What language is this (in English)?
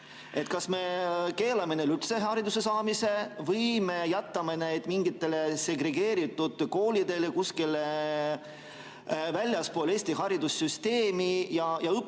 Estonian